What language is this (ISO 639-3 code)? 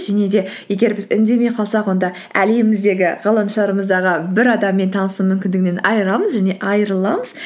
kaz